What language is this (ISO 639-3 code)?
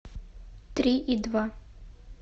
rus